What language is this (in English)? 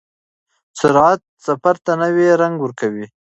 Pashto